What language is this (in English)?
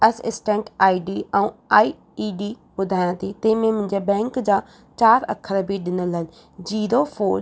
Sindhi